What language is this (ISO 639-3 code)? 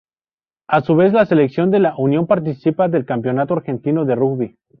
spa